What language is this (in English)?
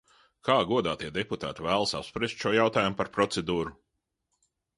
Latvian